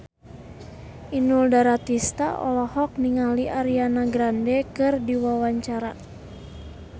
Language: Sundanese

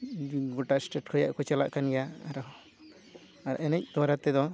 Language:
Santali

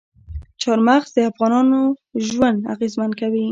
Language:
Pashto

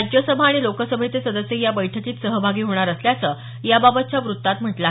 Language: Marathi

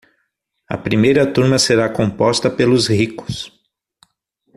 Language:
Portuguese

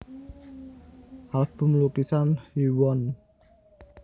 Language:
Javanese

